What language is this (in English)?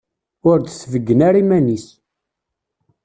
Kabyle